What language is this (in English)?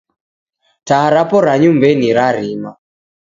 Taita